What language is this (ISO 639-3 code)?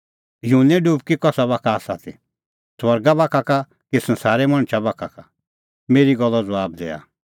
kfx